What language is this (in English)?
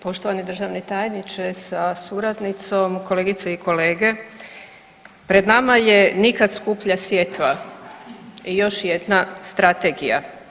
Croatian